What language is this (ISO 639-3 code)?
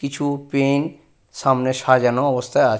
ben